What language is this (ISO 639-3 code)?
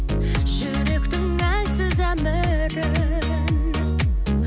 kaz